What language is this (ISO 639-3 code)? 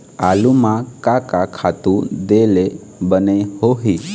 hne